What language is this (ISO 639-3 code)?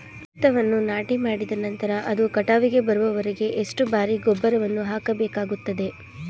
kan